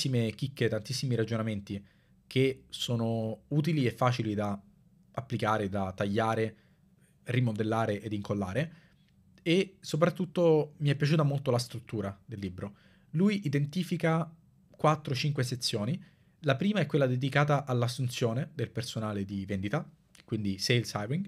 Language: Italian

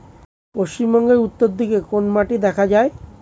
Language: Bangla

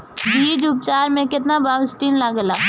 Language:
Bhojpuri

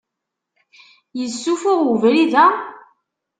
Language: Kabyle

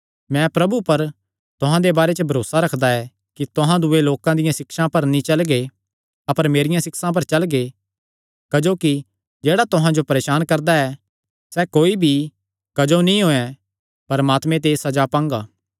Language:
Kangri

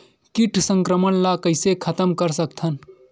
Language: Chhattisgarhi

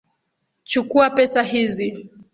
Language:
Swahili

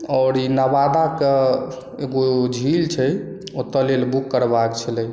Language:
Maithili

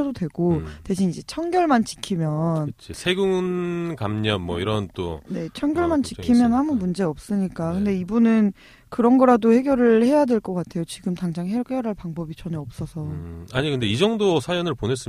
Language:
Korean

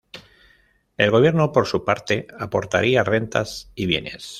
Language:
Spanish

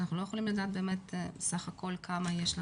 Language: Hebrew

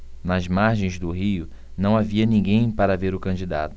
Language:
Portuguese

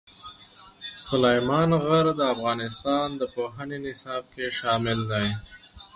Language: Pashto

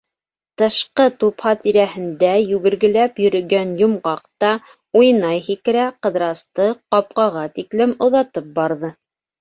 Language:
Bashkir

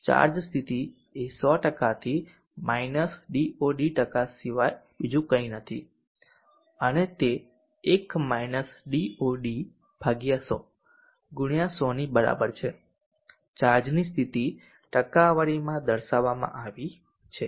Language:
Gujarati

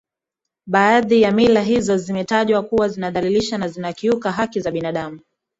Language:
Swahili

